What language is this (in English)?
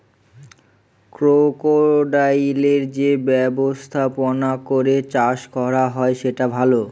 Bangla